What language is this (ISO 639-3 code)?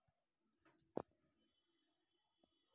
tel